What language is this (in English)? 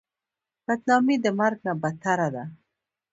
Pashto